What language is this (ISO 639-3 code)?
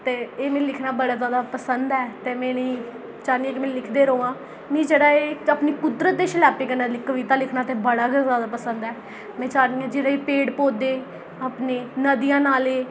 doi